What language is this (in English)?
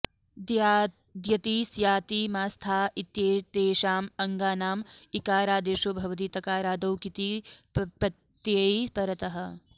Sanskrit